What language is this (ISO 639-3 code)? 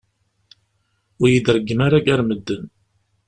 kab